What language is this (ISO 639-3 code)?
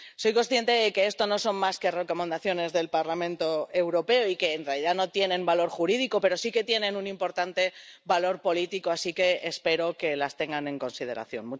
spa